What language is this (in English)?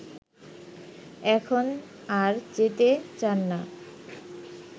Bangla